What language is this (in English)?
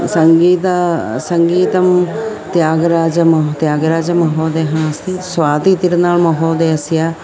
Sanskrit